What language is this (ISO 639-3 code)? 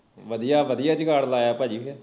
pan